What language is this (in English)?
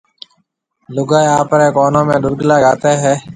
Marwari (Pakistan)